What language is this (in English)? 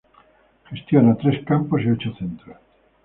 Spanish